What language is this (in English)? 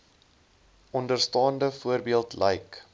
Afrikaans